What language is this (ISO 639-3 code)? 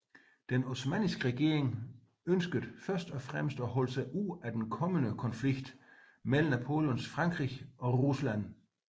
dan